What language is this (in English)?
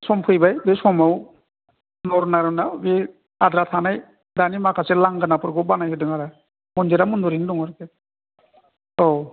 Bodo